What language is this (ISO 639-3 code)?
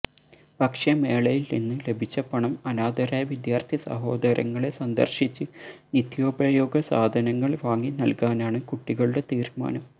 mal